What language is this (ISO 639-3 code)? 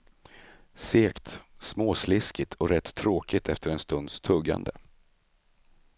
swe